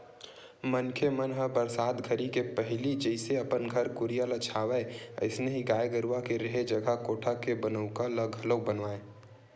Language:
Chhattisgarhi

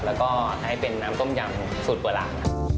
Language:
Thai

